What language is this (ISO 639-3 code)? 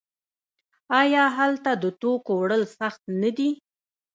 pus